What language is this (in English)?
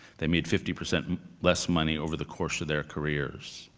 English